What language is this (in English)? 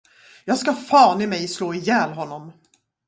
Swedish